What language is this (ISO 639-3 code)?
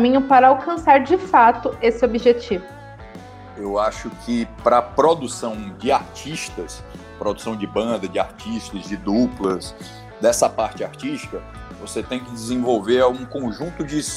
por